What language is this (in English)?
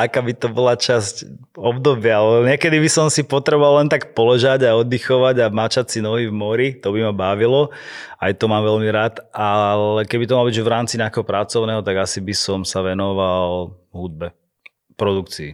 Slovak